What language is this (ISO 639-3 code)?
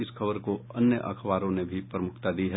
hin